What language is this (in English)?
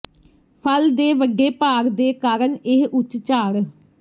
Punjabi